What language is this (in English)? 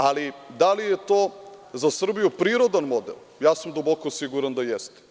Serbian